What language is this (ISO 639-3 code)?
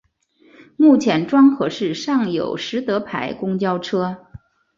zho